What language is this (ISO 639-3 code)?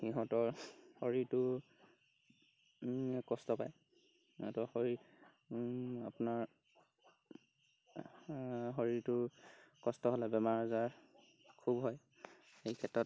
asm